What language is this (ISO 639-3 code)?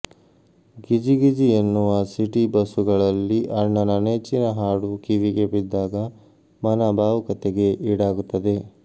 kan